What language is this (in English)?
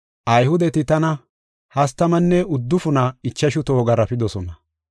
Gofa